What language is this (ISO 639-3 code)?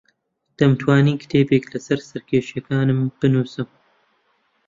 ckb